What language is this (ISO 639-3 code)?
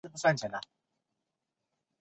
zho